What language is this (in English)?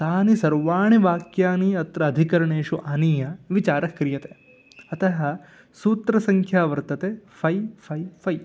Sanskrit